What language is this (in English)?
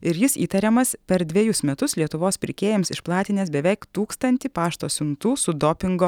Lithuanian